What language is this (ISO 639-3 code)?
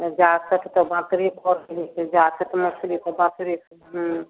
mai